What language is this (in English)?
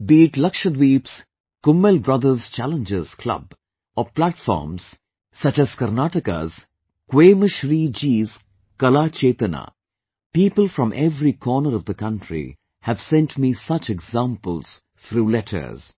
English